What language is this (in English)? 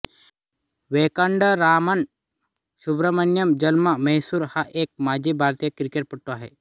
Marathi